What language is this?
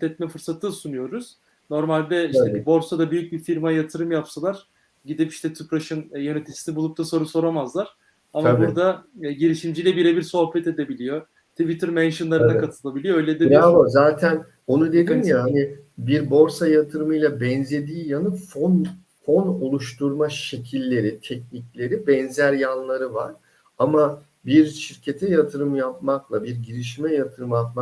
Turkish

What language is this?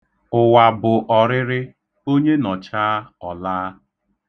Igbo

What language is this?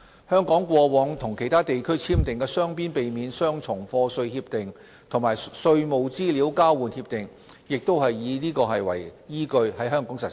Cantonese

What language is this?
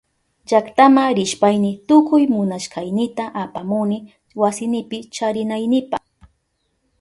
Southern Pastaza Quechua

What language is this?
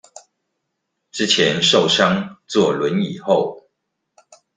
Chinese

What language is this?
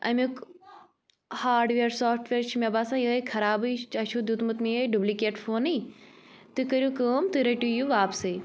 Kashmiri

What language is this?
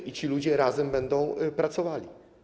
Polish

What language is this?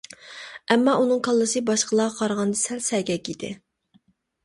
Uyghur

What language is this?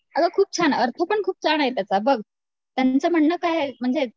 Marathi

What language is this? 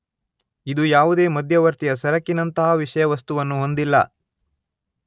Kannada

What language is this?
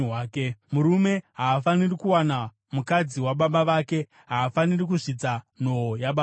Shona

